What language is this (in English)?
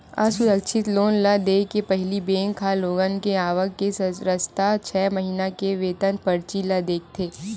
Chhattisgarhi